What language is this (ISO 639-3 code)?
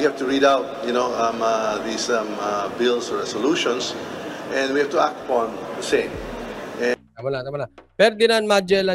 fil